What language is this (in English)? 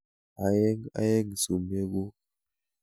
Kalenjin